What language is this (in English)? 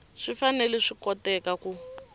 Tsonga